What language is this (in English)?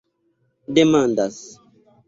Esperanto